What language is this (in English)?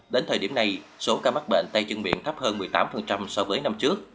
Vietnamese